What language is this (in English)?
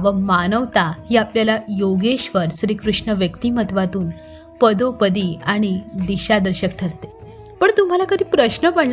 Marathi